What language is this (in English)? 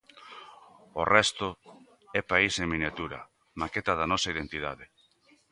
Galician